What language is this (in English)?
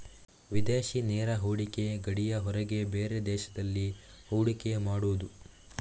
Kannada